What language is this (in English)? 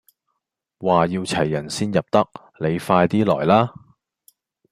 Cantonese